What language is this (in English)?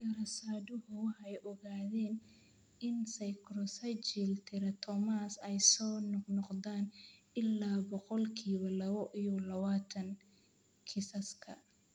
Somali